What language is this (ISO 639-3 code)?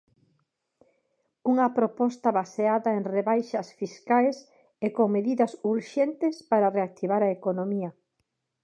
glg